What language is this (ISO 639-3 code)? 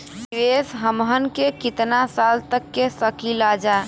bho